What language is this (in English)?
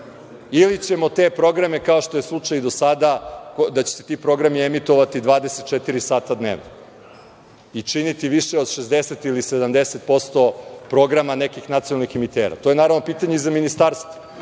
Serbian